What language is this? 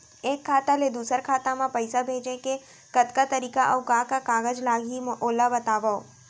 Chhattisgarhi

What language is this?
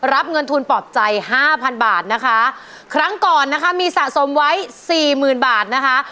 Thai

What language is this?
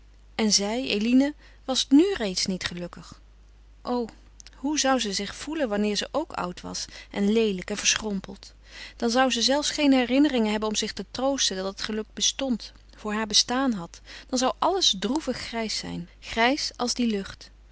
Dutch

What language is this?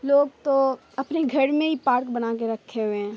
Urdu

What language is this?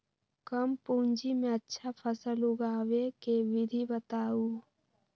Magahi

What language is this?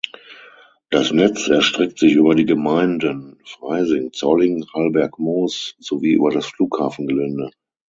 German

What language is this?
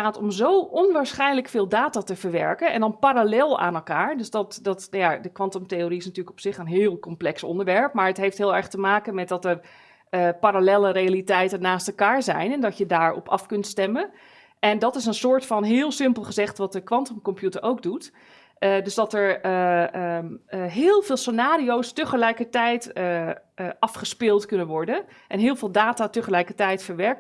Dutch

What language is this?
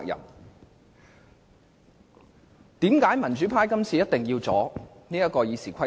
Cantonese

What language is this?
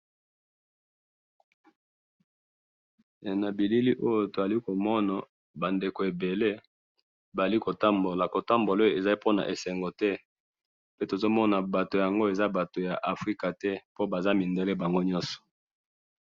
Lingala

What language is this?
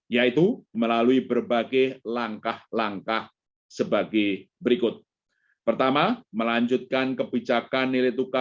Indonesian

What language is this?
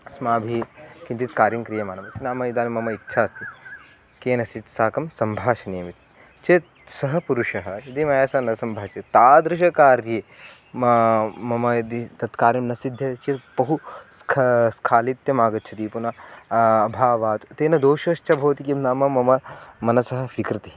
Sanskrit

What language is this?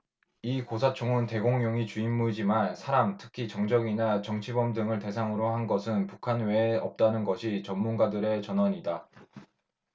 Korean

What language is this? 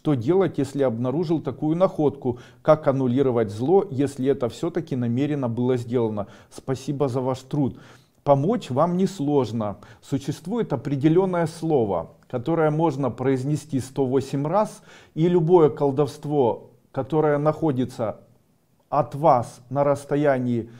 Russian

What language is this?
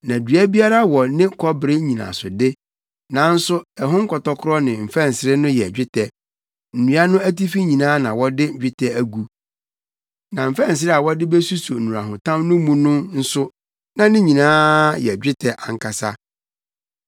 Akan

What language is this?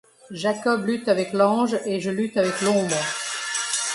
French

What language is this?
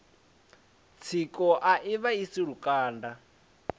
Venda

